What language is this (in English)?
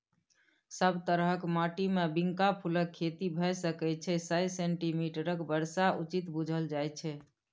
Maithili